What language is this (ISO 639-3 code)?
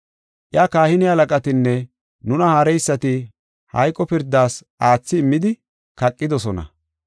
gof